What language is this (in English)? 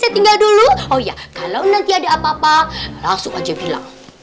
Indonesian